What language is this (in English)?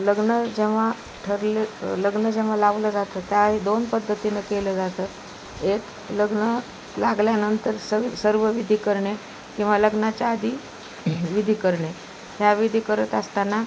Marathi